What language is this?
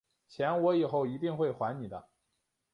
Chinese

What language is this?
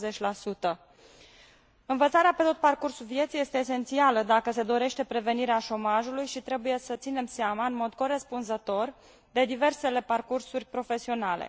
Romanian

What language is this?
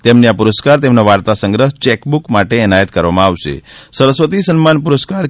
Gujarati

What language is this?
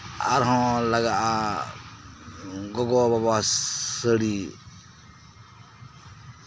Santali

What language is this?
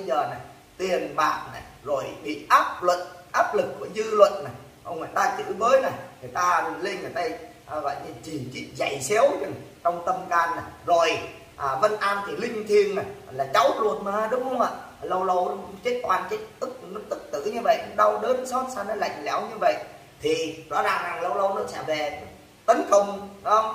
Vietnamese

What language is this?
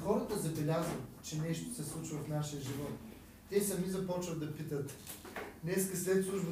Bulgarian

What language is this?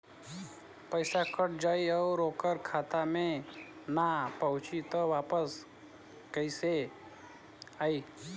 Bhojpuri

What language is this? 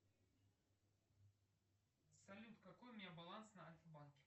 Russian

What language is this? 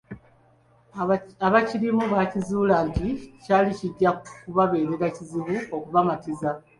Ganda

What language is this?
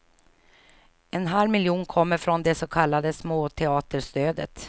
Swedish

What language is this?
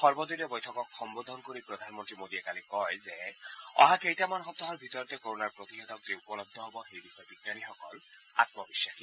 Assamese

